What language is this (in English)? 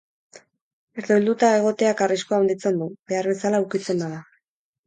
Basque